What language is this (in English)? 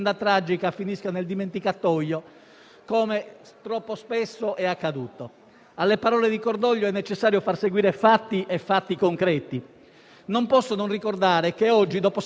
Italian